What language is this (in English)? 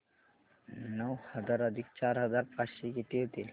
Marathi